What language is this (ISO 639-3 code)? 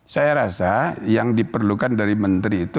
ind